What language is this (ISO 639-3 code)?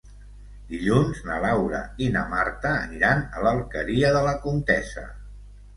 cat